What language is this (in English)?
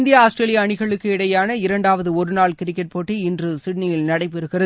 Tamil